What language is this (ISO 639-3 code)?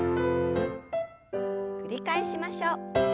jpn